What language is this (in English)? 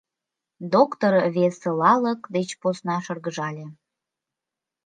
Mari